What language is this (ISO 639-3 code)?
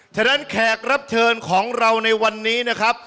tha